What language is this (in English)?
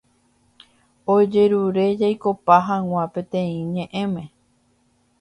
Guarani